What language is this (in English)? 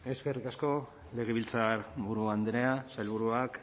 Basque